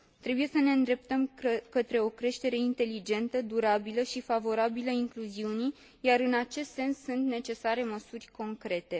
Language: Romanian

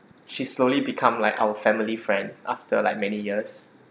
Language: English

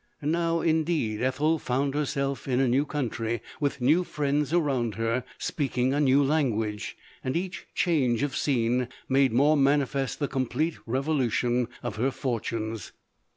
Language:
English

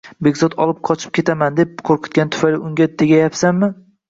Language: Uzbek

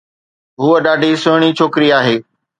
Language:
Sindhi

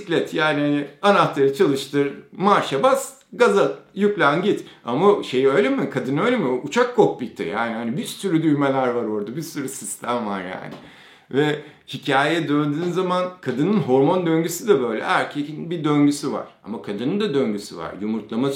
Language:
Turkish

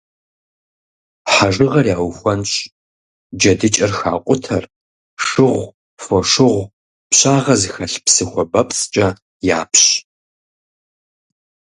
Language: Kabardian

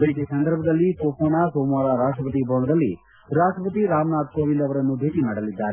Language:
Kannada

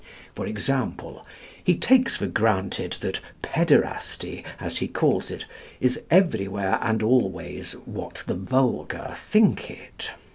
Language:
English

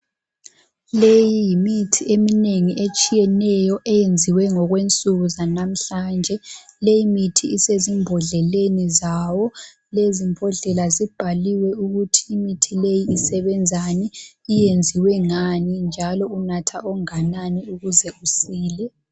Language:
North Ndebele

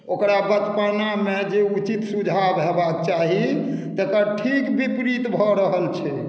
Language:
Maithili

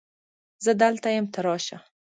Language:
Pashto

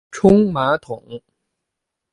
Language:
Chinese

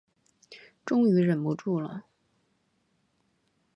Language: Chinese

